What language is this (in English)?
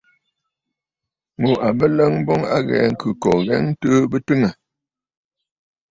Bafut